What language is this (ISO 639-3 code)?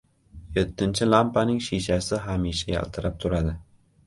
uzb